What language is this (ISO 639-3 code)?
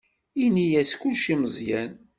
kab